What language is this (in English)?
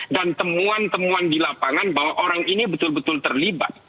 Indonesian